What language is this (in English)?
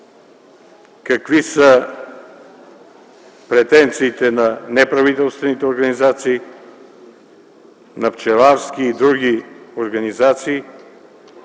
Bulgarian